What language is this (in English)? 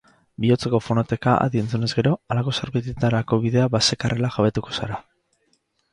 Basque